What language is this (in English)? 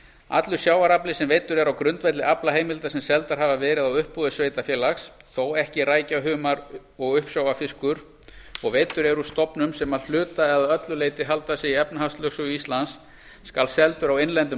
Icelandic